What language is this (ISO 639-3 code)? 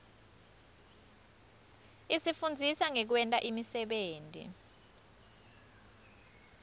ssw